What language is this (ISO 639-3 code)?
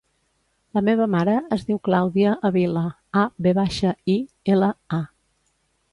cat